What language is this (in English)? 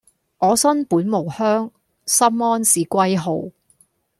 Cantonese